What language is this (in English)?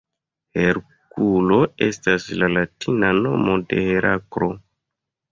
Esperanto